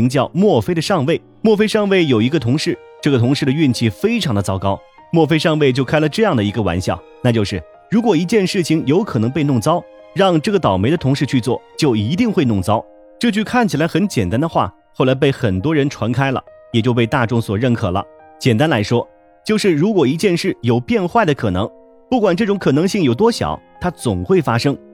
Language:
Chinese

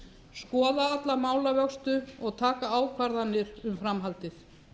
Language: Icelandic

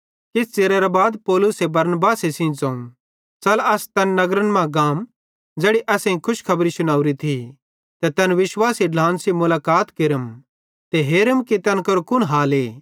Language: Bhadrawahi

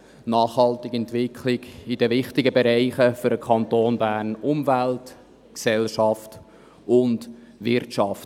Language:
Swiss German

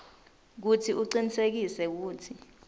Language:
Swati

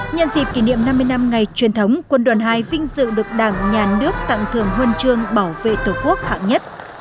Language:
Vietnamese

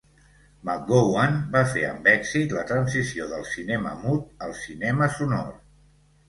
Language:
Catalan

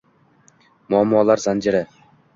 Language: Uzbek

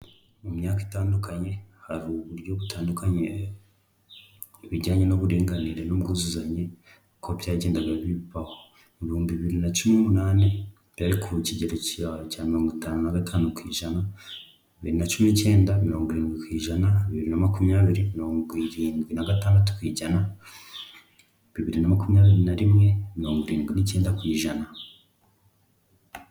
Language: Kinyarwanda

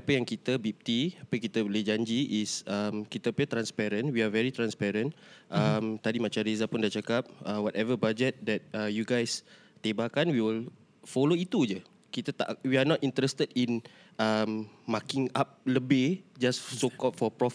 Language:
Malay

